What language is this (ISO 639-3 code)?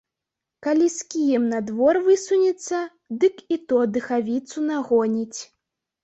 bel